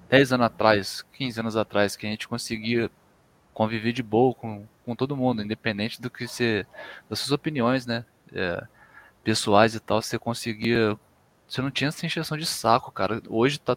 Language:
Portuguese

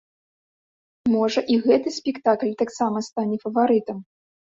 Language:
Belarusian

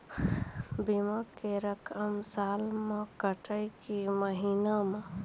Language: Maithili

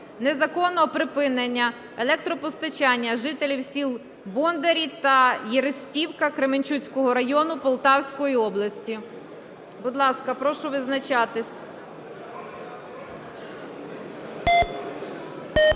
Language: Ukrainian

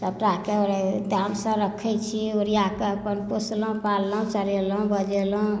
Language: Maithili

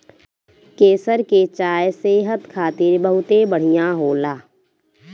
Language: Bhojpuri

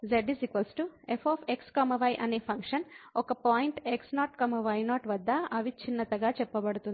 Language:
Telugu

